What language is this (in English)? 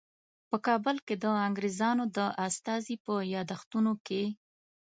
Pashto